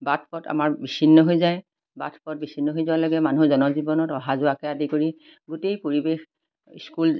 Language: Assamese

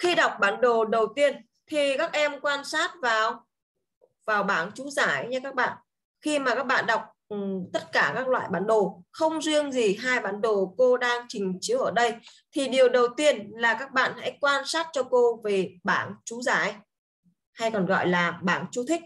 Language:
Vietnamese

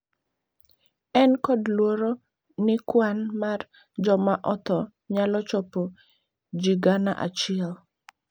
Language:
Luo (Kenya and Tanzania)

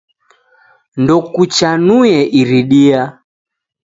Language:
Taita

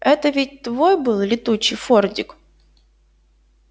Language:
Russian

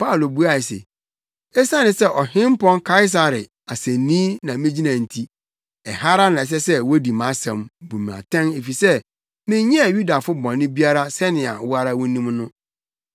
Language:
Akan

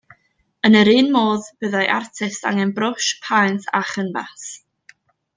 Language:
Welsh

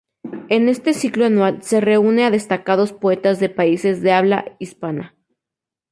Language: Spanish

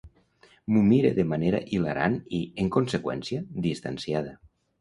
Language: Catalan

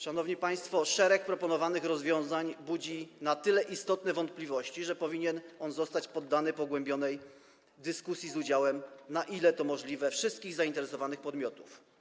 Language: Polish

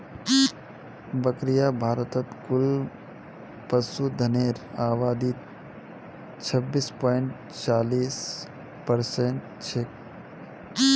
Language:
Magahi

